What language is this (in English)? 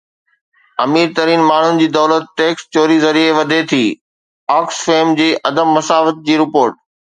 Sindhi